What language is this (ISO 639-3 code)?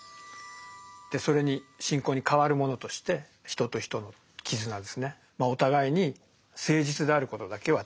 jpn